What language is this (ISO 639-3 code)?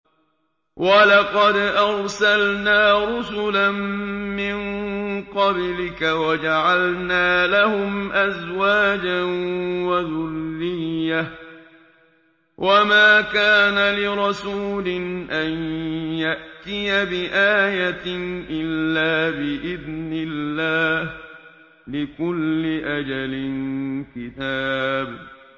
ara